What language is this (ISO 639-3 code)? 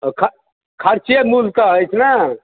mai